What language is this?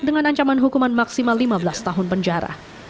Indonesian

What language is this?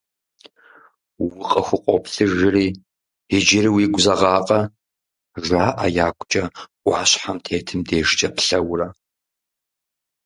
Kabardian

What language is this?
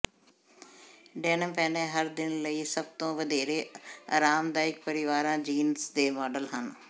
Punjabi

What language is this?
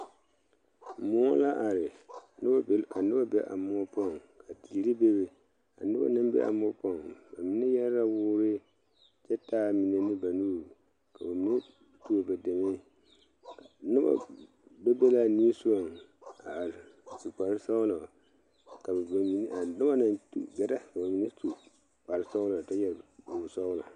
Southern Dagaare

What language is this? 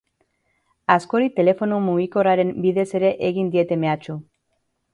Basque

